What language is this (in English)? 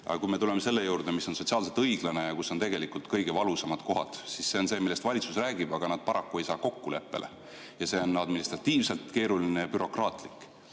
Estonian